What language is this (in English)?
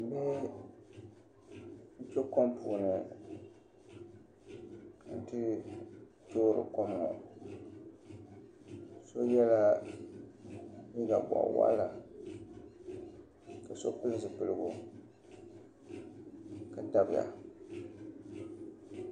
Dagbani